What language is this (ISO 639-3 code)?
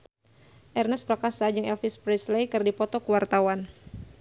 sun